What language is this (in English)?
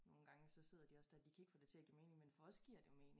Danish